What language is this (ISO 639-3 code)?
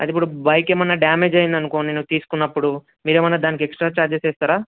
tel